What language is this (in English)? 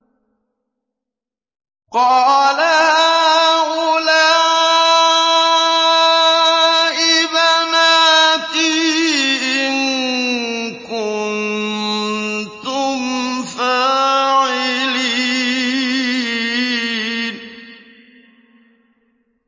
Arabic